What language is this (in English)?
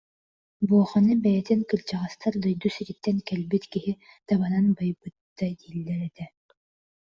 Yakut